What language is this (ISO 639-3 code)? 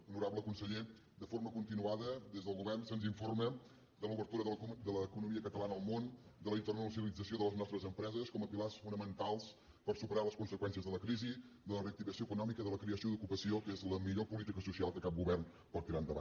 cat